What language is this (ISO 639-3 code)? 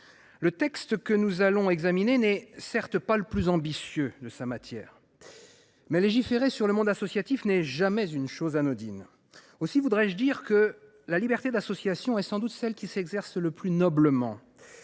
fra